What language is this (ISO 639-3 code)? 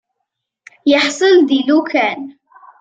kab